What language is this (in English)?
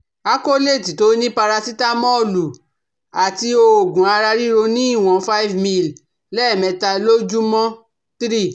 Yoruba